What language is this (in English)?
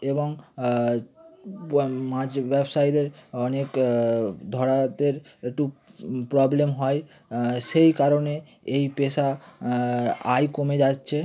Bangla